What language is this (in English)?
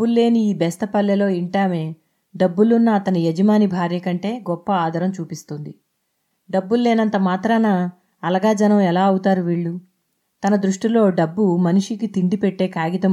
Telugu